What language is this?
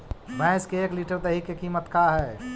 Magahi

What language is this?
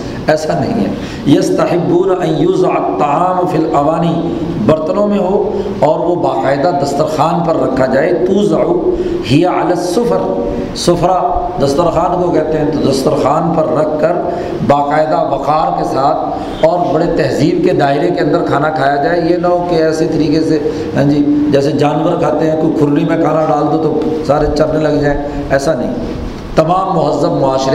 Urdu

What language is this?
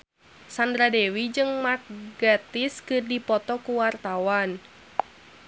Sundanese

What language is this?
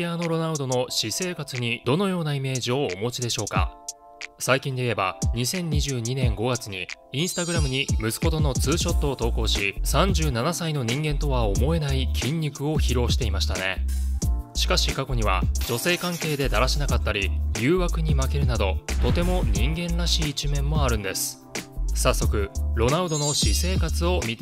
Japanese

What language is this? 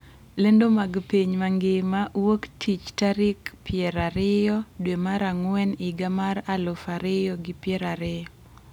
Luo (Kenya and Tanzania)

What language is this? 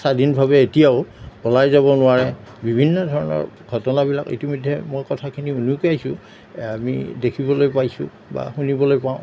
Assamese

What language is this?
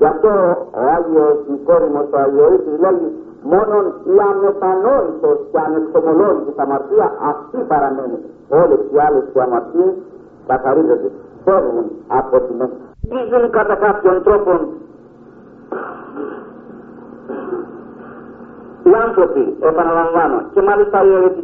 Greek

